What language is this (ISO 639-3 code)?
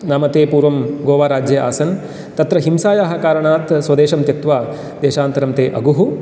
san